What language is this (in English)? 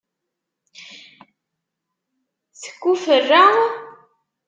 Kabyle